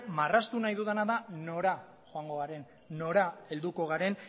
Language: Basque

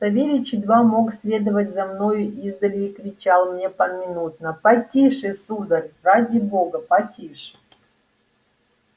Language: Russian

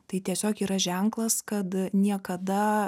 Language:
Lithuanian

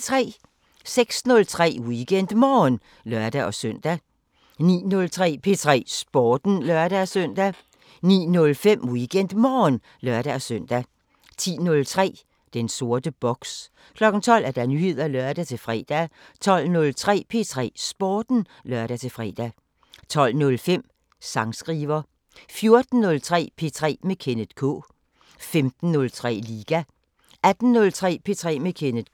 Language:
Danish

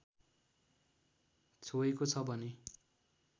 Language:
Nepali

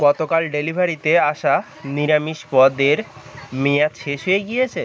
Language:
Bangla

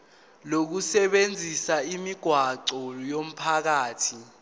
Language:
Zulu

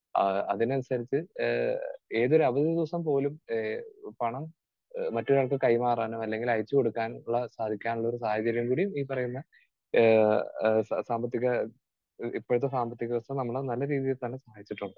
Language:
Malayalam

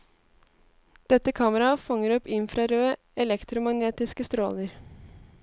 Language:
Norwegian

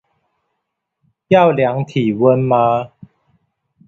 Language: Chinese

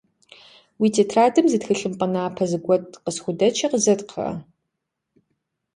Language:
Kabardian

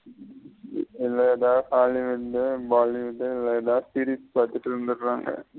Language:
Tamil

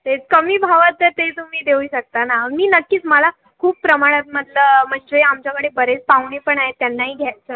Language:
Marathi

